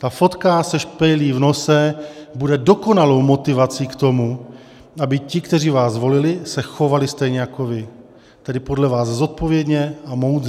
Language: Czech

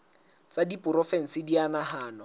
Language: Southern Sotho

